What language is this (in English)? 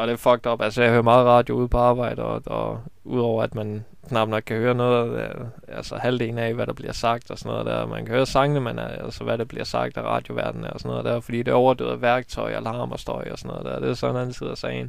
Danish